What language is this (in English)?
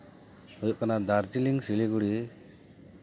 Santali